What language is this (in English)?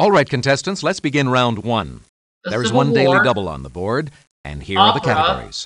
English